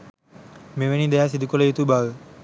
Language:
Sinhala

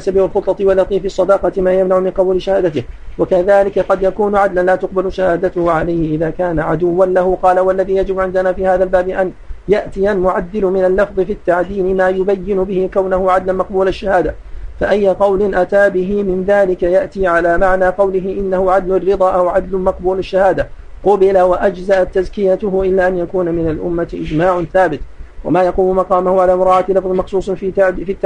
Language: Arabic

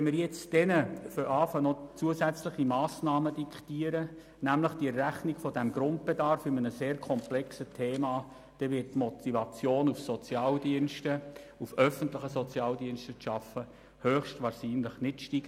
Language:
Swiss German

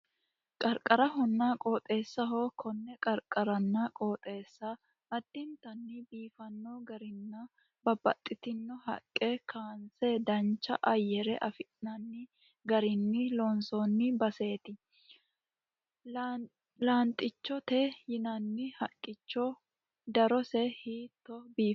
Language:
Sidamo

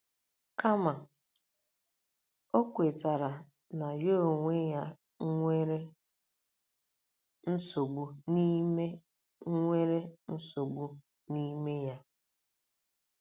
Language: Igbo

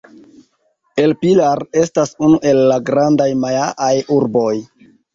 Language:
Esperanto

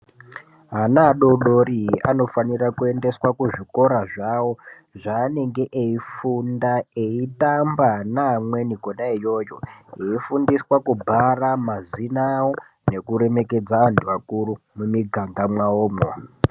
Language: Ndau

